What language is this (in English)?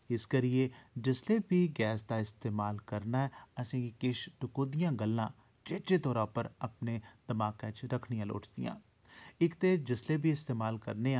Dogri